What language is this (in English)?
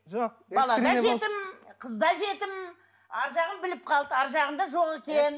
Kazakh